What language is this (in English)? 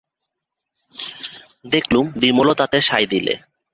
Bangla